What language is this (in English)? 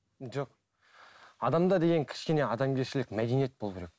Kazakh